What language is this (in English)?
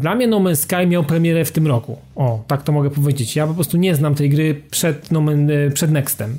Polish